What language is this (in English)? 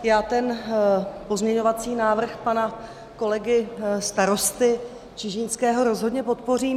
Czech